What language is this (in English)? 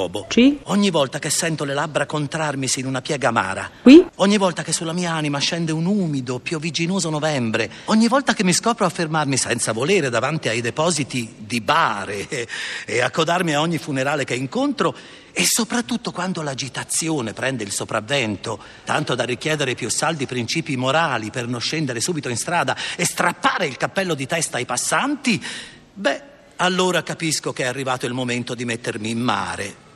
Italian